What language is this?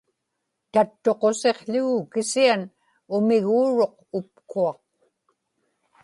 Inupiaq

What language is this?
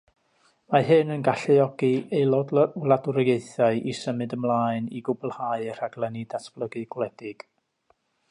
Welsh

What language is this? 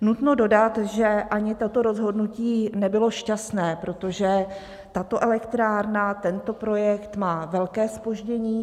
Czech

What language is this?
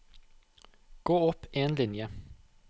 Norwegian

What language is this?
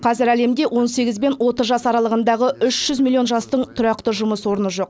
Kazakh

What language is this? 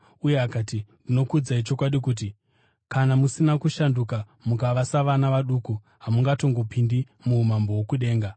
Shona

